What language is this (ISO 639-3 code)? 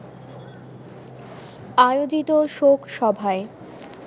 ben